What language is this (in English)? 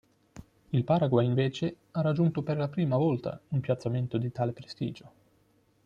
Italian